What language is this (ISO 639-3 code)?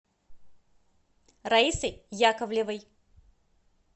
rus